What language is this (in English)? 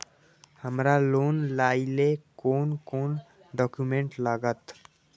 Maithili